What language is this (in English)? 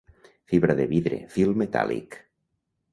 Catalan